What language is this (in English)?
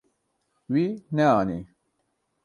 Kurdish